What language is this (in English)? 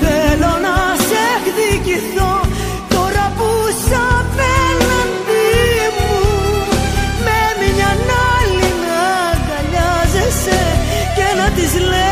Greek